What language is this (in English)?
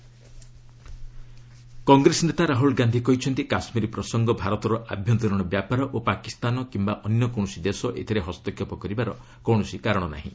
Odia